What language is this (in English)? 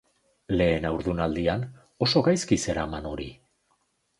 Basque